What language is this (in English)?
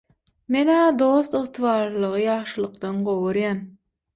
Turkmen